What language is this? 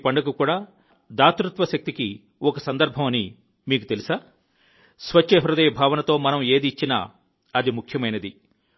Telugu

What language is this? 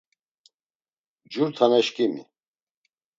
Laz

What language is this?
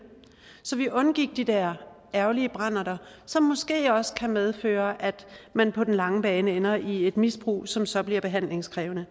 Danish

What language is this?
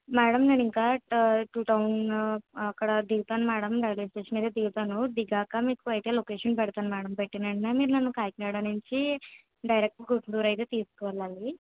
Telugu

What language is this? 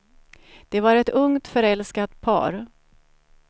Swedish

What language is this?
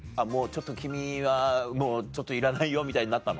Japanese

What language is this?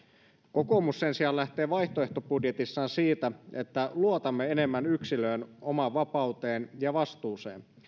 Finnish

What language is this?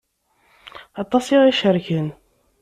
Kabyle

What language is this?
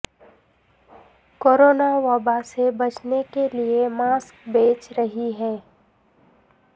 Urdu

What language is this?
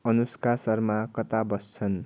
Nepali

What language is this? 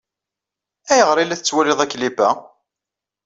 Kabyle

